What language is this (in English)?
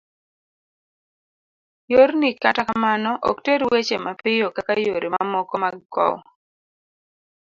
Luo (Kenya and Tanzania)